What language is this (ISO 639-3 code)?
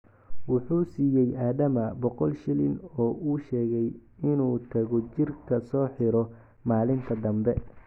som